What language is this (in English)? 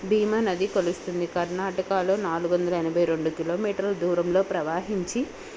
Telugu